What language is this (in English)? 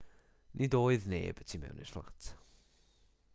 Welsh